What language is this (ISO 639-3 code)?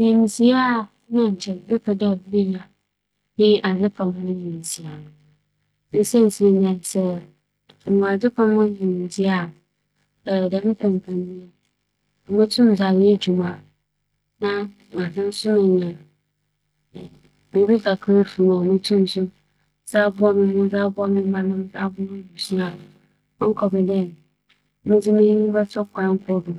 aka